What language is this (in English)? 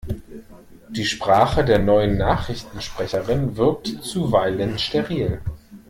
German